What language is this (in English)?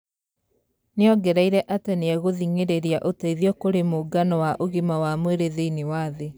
Kikuyu